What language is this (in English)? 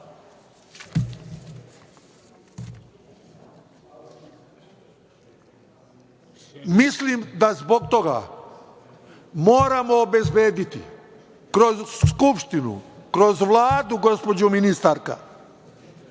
Serbian